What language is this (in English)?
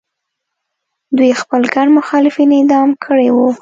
Pashto